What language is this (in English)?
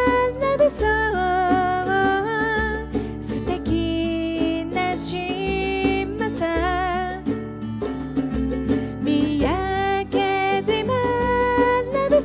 Japanese